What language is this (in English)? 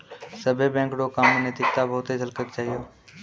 Maithili